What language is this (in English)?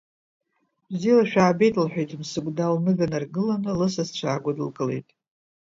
Abkhazian